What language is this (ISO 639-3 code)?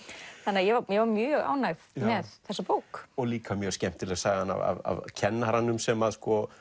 isl